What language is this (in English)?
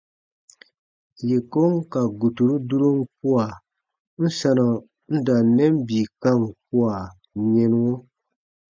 Baatonum